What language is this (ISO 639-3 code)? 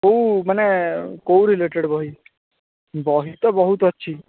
ori